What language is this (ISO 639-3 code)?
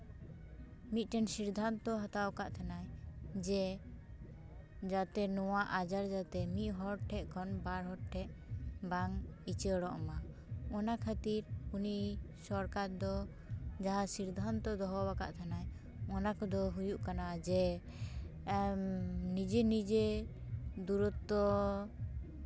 sat